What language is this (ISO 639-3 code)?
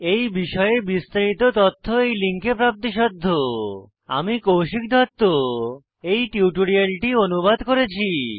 ben